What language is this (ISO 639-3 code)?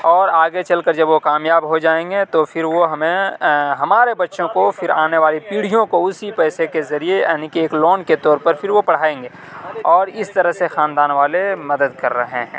urd